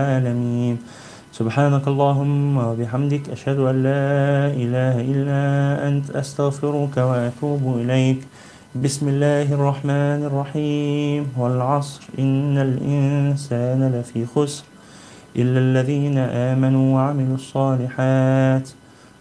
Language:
Arabic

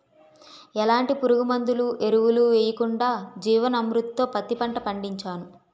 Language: Telugu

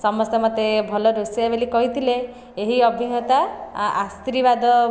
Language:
Odia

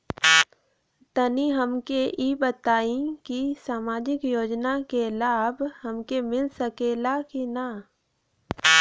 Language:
Bhojpuri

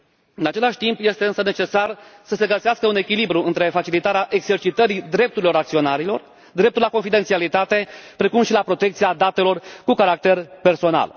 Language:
Romanian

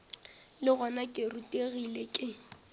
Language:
Northern Sotho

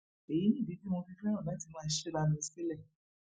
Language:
Yoruba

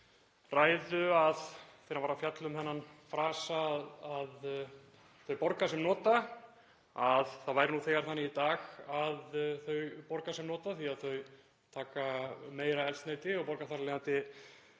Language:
Icelandic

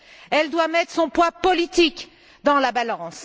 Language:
French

